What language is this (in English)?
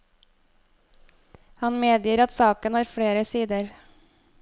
Norwegian